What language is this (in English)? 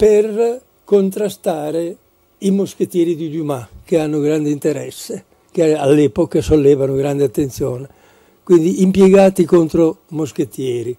Italian